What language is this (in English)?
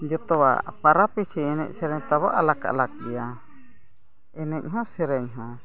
Santali